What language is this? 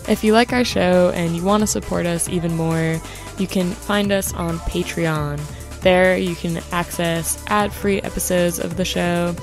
English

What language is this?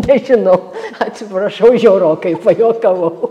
Lithuanian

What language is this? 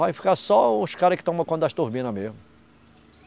Portuguese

